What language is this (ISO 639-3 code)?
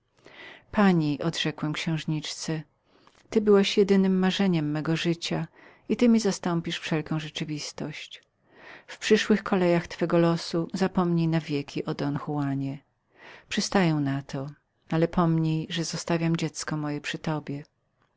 pol